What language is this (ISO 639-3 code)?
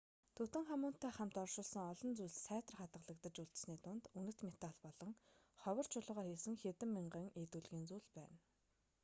mon